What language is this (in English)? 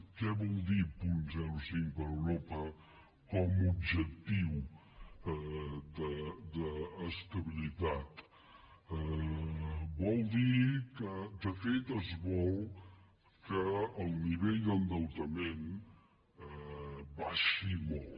Catalan